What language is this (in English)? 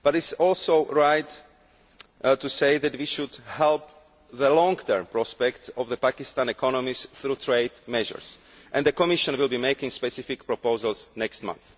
English